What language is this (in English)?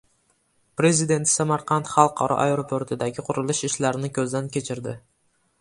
Uzbek